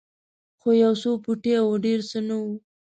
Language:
Pashto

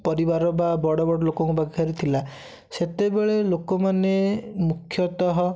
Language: Odia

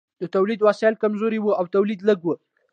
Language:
Pashto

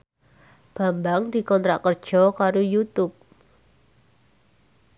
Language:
Javanese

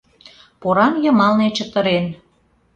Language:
Mari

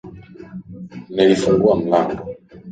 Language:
Swahili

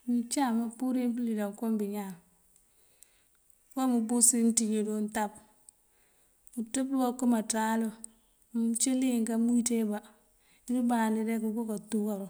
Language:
Mandjak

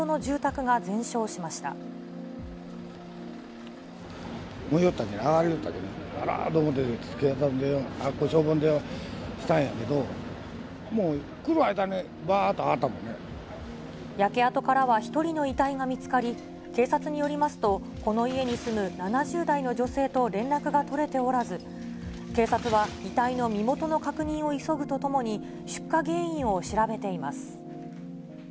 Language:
Japanese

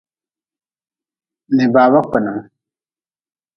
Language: Nawdm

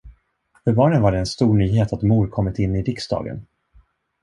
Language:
Swedish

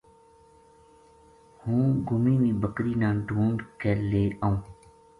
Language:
Gujari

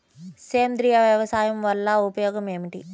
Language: Telugu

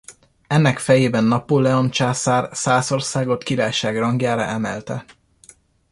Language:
Hungarian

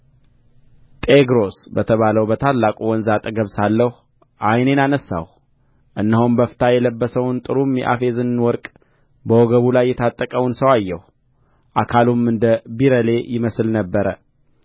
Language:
Amharic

